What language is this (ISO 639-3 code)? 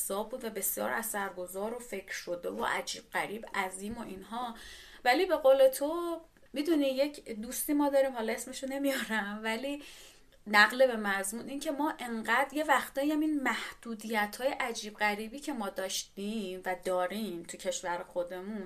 fas